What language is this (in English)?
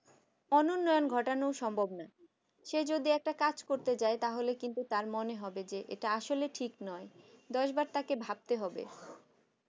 Bangla